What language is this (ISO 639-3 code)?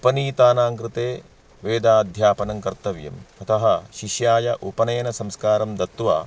san